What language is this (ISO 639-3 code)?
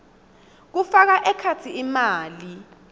ssw